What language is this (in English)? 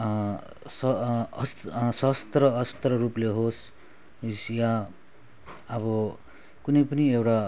Nepali